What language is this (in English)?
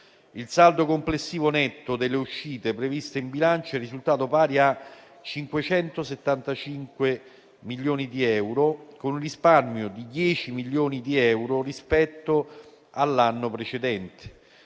Italian